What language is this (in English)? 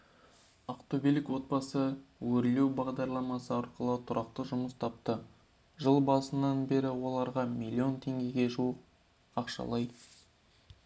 Kazakh